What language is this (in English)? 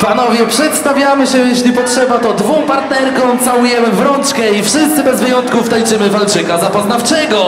Polish